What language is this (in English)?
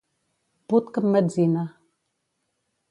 Catalan